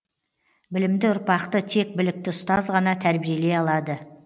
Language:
Kazakh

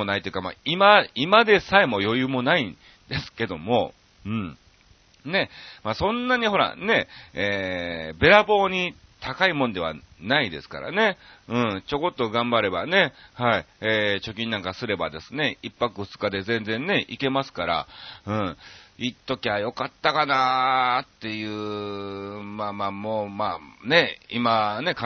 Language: Japanese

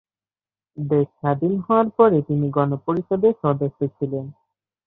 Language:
Bangla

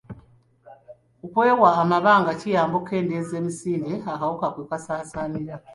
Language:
Ganda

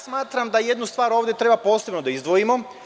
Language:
Serbian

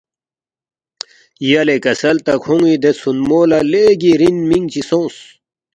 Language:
Balti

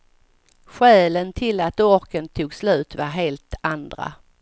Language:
Swedish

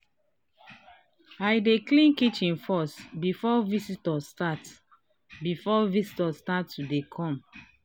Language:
Nigerian Pidgin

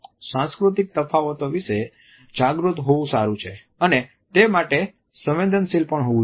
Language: Gujarati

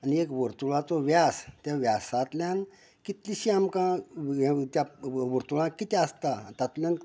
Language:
Konkani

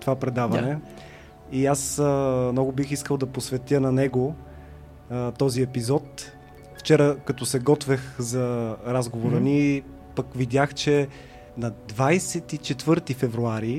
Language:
Bulgarian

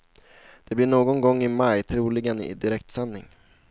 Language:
Swedish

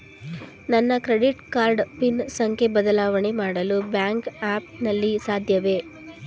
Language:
Kannada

